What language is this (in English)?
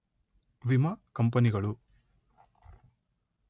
Kannada